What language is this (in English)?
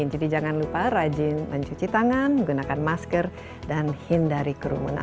Indonesian